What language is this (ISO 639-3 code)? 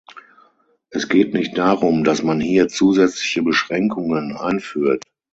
deu